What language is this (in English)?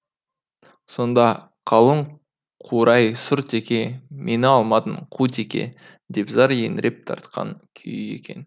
Kazakh